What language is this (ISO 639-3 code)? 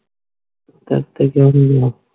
pan